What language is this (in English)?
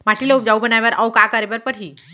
Chhattisgarhi